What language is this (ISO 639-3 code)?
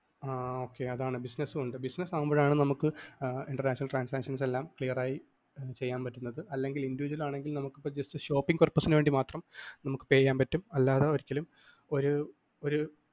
mal